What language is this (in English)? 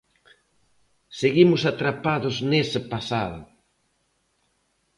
Galician